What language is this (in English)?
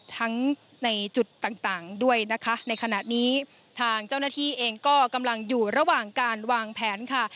Thai